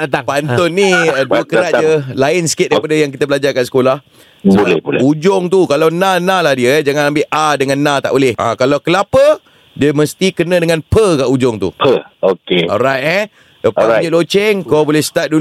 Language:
Malay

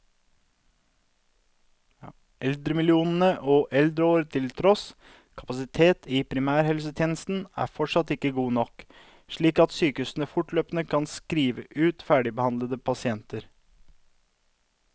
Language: Norwegian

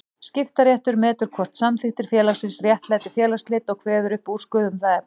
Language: Icelandic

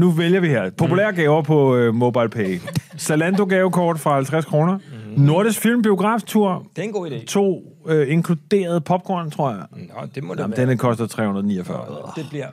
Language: Danish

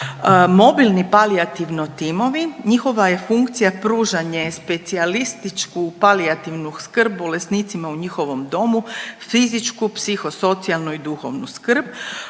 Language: Croatian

